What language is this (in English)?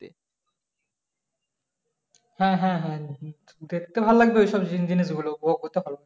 Bangla